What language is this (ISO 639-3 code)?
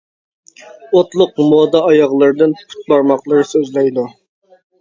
uig